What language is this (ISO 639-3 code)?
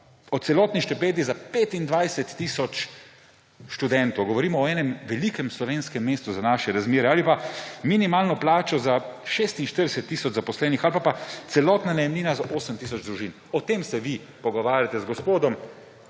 slv